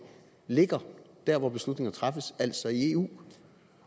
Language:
Danish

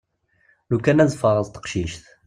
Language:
Kabyle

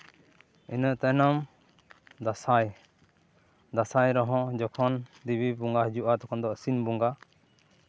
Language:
Santali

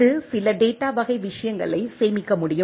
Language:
Tamil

